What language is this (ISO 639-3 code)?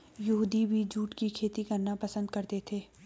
hin